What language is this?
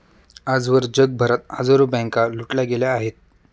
Marathi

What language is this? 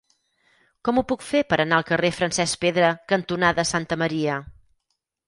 Catalan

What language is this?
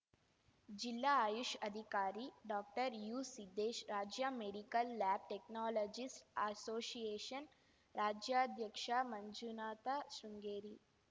Kannada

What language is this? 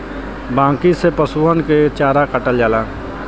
Bhojpuri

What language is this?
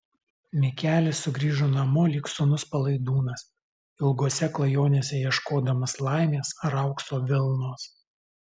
Lithuanian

